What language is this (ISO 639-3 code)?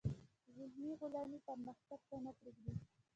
pus